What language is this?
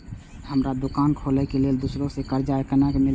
Maithili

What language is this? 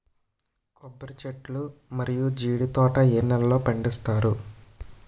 Telugu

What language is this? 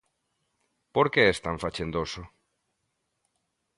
Galician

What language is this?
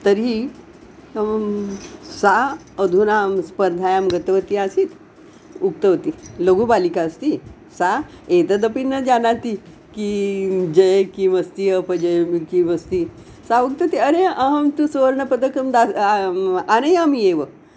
Sanskrit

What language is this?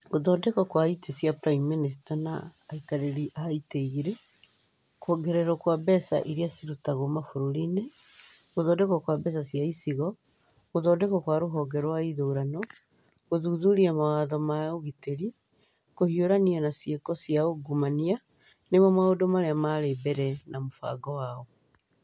Kikuyu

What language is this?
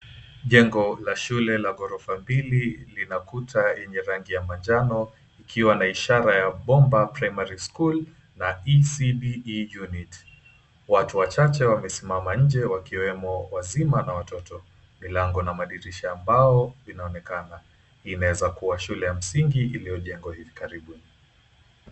Swahili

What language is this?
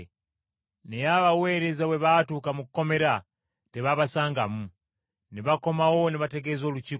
Ganda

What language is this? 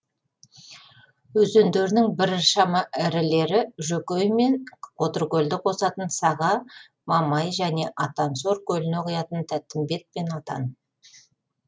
Kazakh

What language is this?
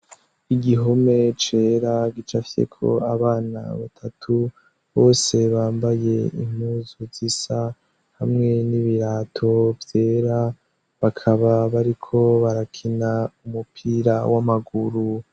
Rundi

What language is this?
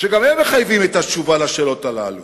Hebrew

